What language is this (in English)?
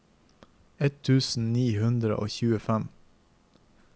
Norwegian